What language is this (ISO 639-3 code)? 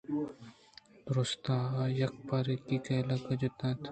bgp